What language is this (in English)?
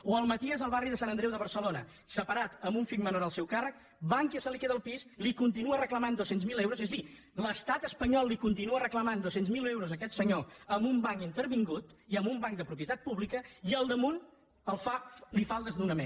Catalan